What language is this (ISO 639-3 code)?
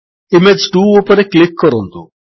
ori